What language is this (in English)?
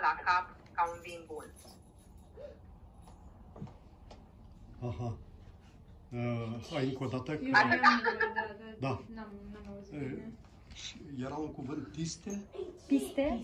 Romanian